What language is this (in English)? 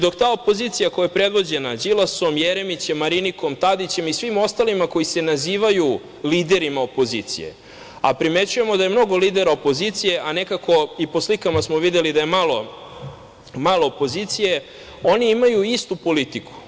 Serbian